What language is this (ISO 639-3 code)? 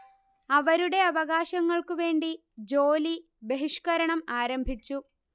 mal